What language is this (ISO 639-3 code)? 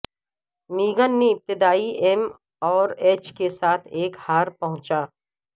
urd